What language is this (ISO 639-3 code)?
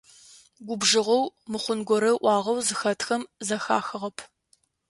ady